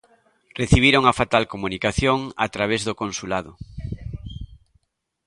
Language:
Galician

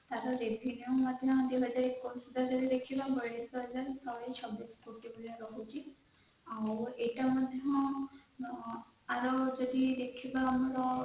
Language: Odia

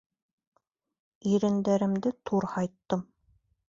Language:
Bashkir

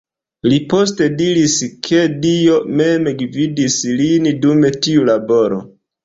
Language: Esperanto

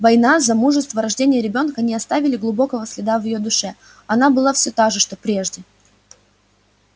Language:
Russian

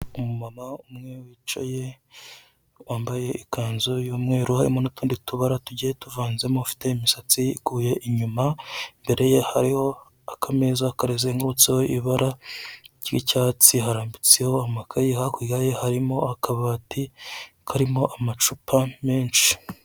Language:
Kinyarwanda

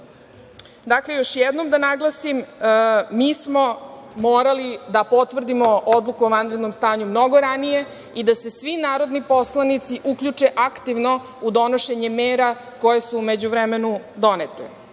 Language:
Serbian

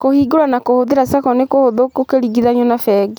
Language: Kikuyu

